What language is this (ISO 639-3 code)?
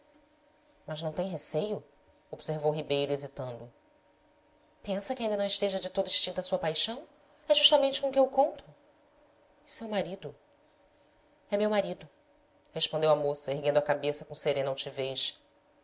por